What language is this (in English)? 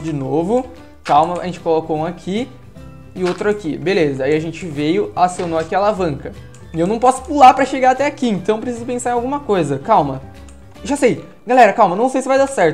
Portuguese